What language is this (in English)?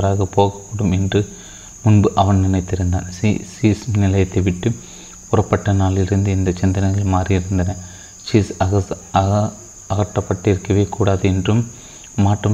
Tamil